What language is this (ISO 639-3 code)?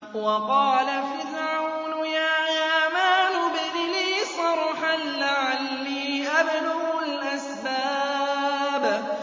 ara